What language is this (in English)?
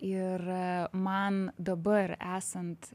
Lithuanian